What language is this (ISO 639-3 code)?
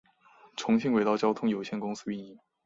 zho